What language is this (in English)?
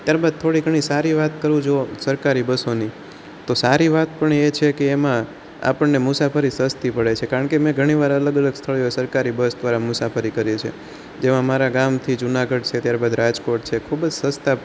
Gujarati